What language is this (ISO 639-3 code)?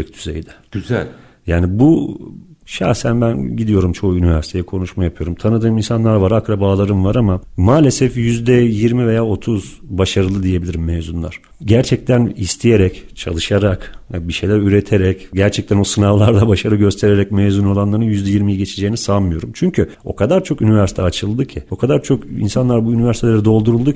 tur